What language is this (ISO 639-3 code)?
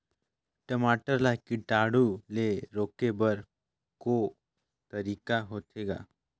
hne